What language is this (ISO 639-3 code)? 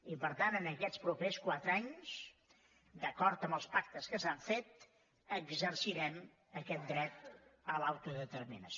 cat